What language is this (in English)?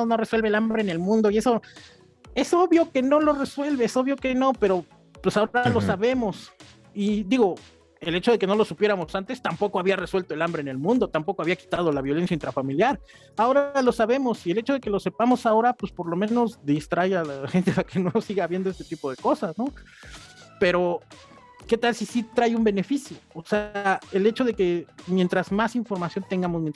Spanish